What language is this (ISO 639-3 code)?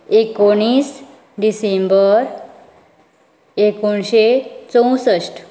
kok